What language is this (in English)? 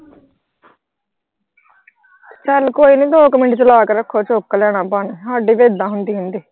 Punjabi